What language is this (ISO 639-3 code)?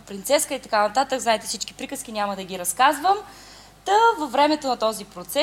bul